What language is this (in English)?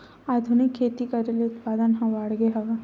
Chhattisgarhi